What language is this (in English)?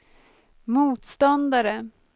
Swedish